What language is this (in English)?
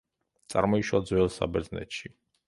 Georgian